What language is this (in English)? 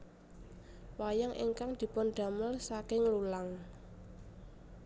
Javanese